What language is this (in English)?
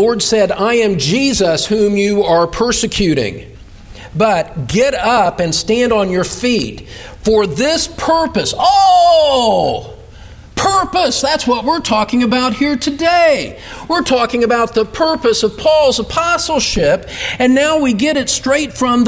English